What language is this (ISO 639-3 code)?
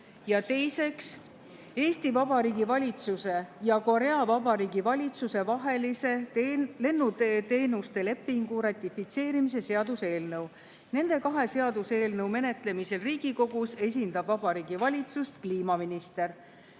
est